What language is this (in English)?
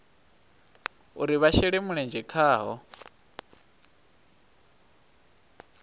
Venda